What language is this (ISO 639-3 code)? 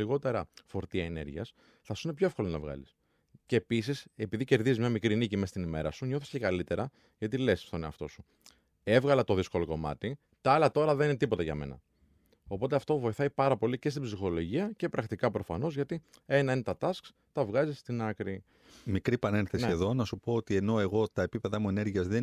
ell